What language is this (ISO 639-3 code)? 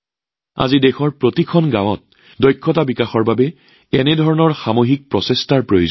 asm